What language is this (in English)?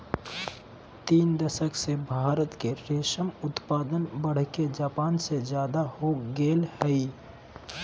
Magahi